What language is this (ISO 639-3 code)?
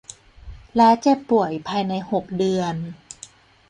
tha